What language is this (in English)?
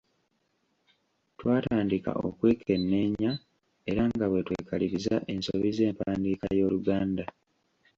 Ganda